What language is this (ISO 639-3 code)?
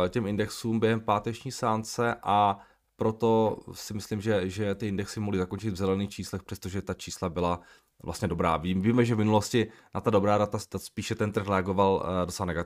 ces